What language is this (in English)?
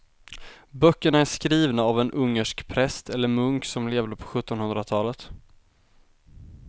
Swedish